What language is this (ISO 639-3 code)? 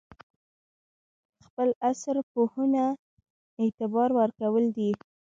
pus